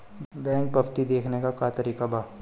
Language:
Bhojpuri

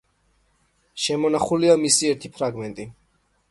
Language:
Georgian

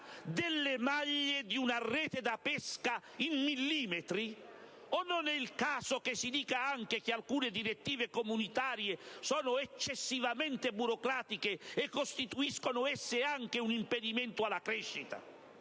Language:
Italian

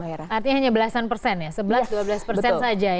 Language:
Indonesian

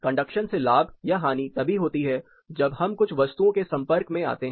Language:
Hindi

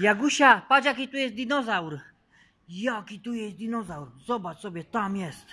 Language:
Polish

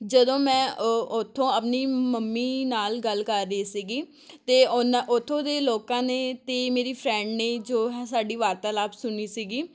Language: Punjabi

